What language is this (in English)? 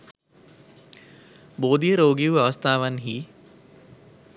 Sinhala